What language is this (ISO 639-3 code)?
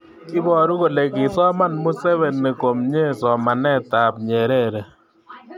kln